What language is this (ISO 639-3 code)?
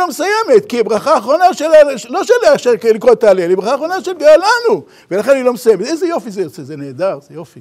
heb